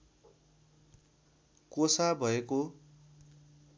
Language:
Nepali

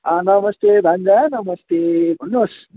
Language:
Nepali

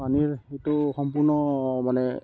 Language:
Assamese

